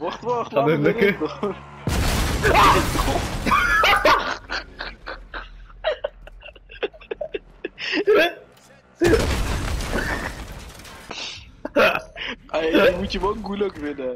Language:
Dutch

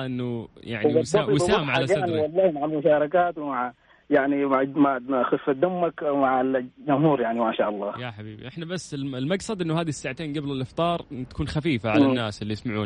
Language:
Arabic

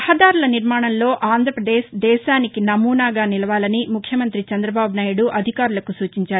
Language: Telugu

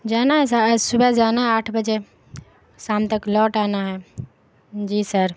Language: Urdu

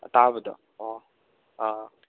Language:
Manipuri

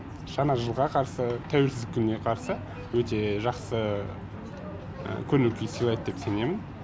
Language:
Kazakh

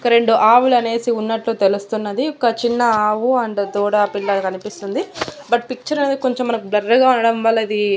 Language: Telugu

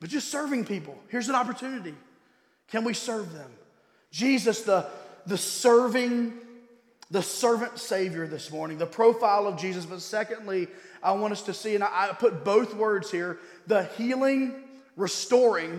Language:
English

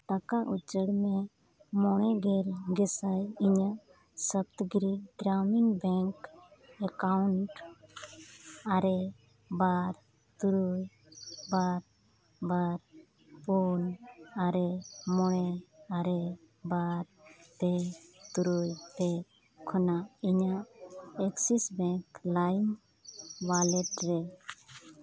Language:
Santali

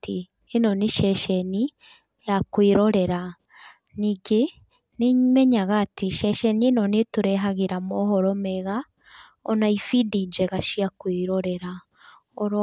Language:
Kikuyu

